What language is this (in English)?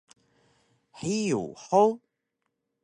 Taroko